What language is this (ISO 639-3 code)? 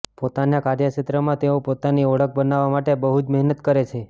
guj